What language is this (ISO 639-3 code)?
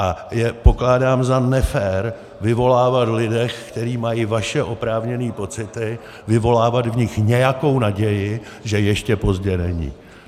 ces